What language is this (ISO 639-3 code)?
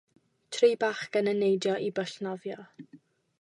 cym